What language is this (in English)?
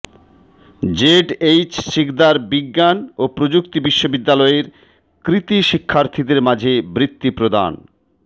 Bangla